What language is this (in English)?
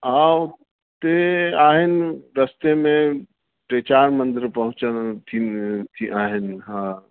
Sindhi